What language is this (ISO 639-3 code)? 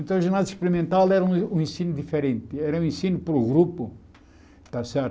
por